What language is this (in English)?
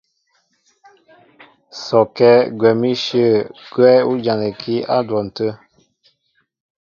Mbo (Cameroon)